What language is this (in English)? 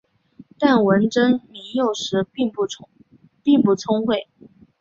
Chinese